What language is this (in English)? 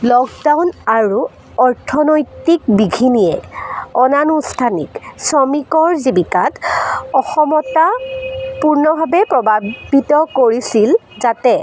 Assamese